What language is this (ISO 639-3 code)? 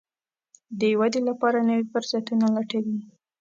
pus